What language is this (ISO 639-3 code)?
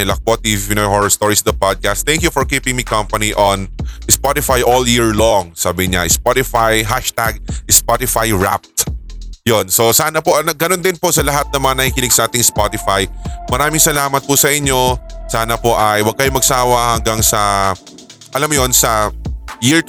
fil